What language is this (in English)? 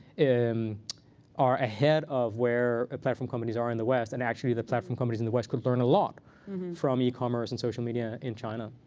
English